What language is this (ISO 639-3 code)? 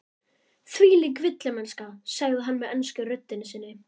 isl